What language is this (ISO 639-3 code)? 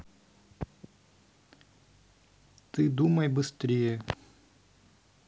rus